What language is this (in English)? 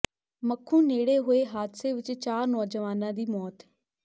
Punjabi